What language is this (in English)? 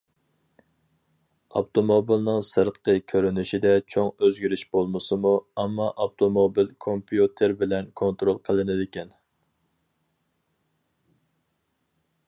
Uyghur